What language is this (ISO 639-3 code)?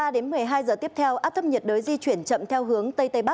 vie